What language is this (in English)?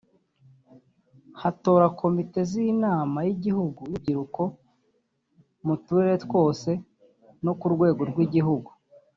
Kinyarwanda